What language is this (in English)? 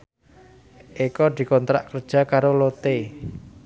Javanese